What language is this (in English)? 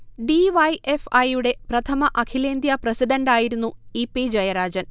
Malayalam